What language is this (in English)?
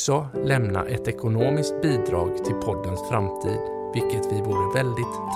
Swedish